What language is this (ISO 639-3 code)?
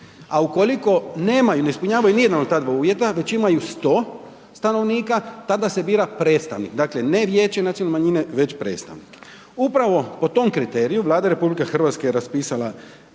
hrv